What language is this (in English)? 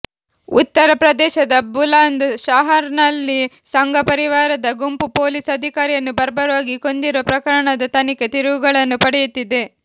Kannada